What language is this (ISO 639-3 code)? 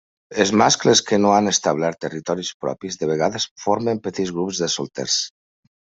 cat